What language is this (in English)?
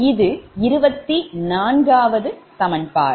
Tamil